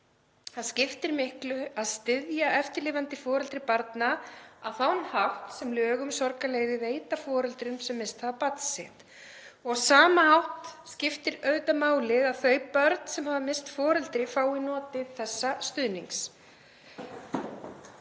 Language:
Icelandic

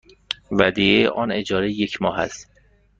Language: Persian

